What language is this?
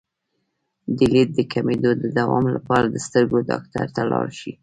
Pashto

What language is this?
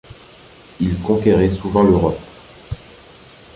French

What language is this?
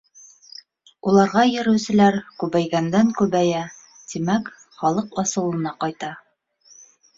Bashkir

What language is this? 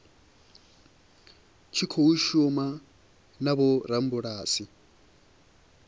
Venda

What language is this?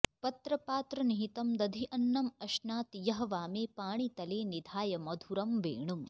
Sanskrit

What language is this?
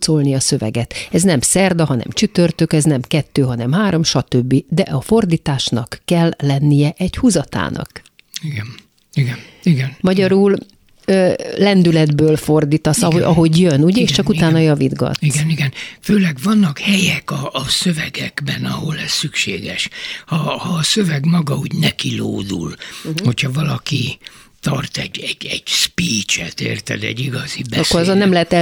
Hungarian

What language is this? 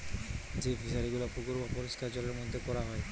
Bangla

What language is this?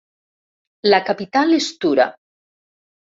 Catalan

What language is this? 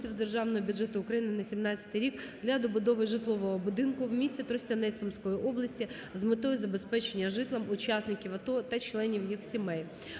Ukrainian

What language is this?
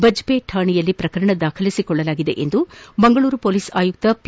Kannada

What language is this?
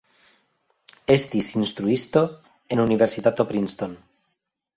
Esperanto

